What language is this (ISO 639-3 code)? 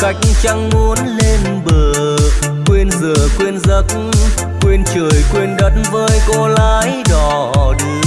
vie